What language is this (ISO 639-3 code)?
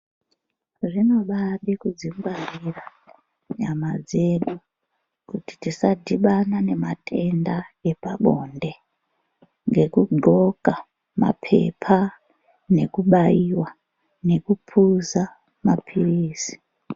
ndc